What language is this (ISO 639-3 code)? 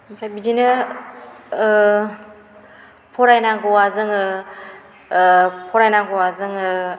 brx